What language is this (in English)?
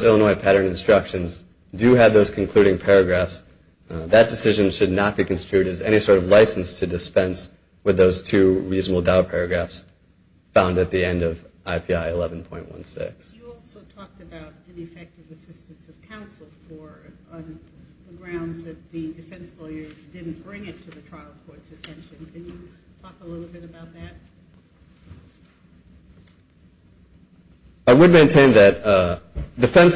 English